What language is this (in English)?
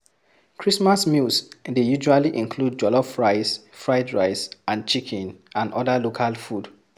Nigerian Pidgin